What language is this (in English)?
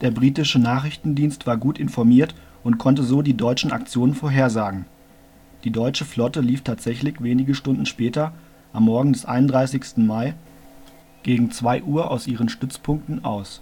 German